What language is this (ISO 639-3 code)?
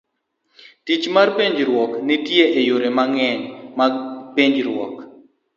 luo